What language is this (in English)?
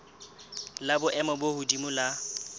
Southern Sotho